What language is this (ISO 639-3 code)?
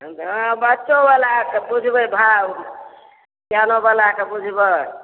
mai